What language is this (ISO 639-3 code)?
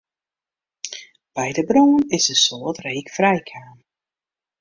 fry